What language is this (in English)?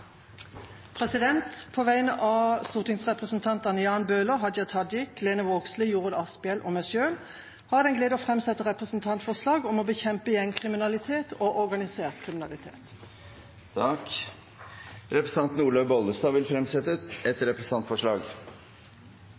Norwegian